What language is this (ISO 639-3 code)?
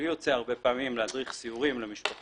heb